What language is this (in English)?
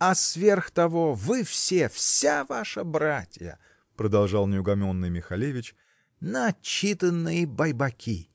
Russian